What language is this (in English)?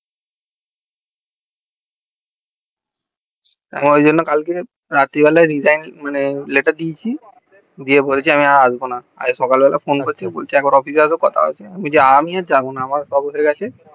Bangla